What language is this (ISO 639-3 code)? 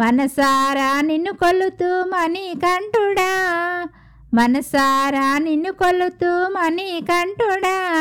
tel